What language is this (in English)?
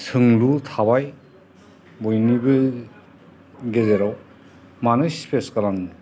Bodo